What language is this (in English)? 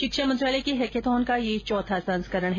Hindi